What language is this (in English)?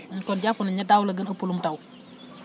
Wolof